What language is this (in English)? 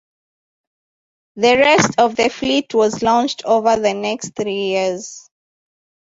English